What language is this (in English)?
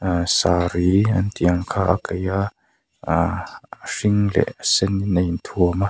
Mizo